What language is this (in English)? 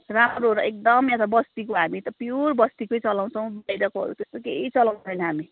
Nepali